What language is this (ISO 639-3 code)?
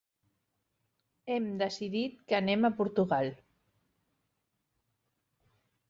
cat